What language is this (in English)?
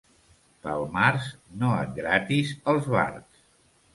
Catalan